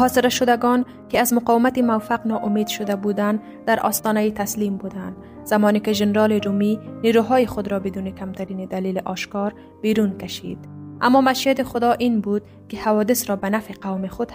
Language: Persian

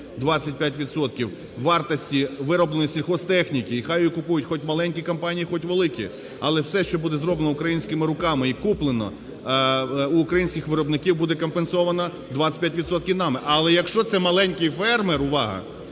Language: Ukrainian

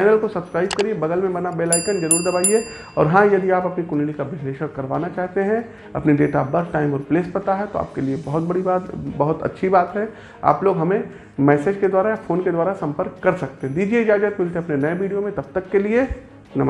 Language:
Hindi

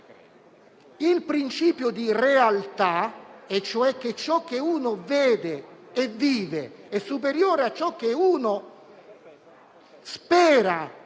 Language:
Italian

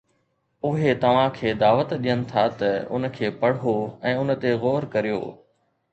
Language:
Sindhi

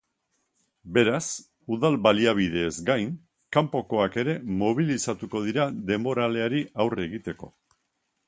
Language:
Basque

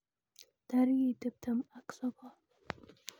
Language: Kalenjin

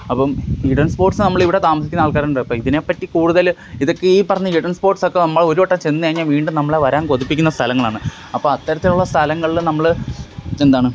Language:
Malayalam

